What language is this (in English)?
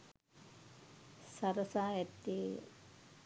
Sinhala